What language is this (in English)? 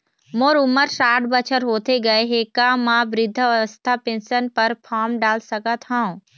Chhattisgarhi